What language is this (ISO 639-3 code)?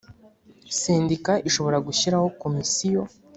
kin